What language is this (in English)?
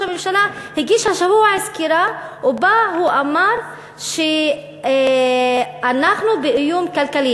Hebrew